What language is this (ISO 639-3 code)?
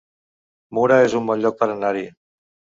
cat